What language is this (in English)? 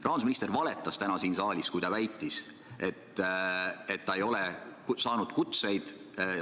Estonian